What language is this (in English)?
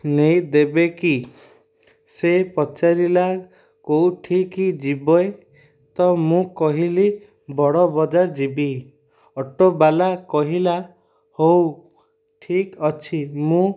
Odia